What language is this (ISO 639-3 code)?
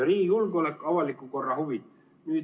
est